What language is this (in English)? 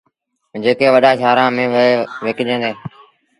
Sindhi Bhil